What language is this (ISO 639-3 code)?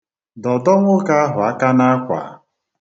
ibo